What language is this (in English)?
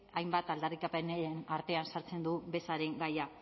Basque